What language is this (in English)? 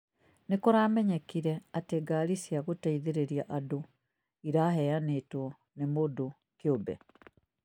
Kikuyu